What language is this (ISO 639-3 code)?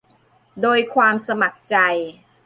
tha